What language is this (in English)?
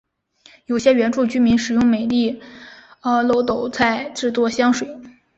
Chinese